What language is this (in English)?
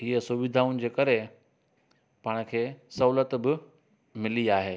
Sindhi